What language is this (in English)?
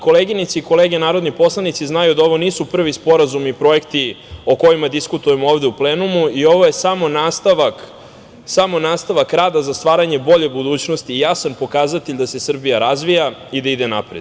Serbian